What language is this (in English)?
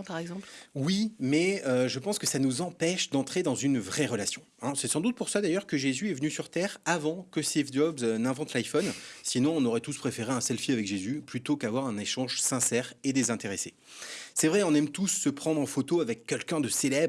French